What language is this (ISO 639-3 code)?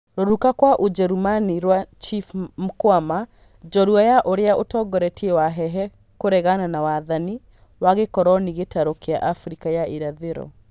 kik